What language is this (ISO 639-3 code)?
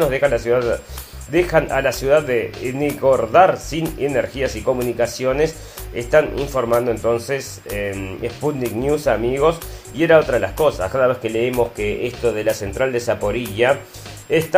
spa